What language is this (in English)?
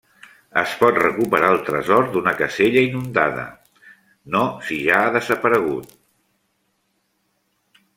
Catalan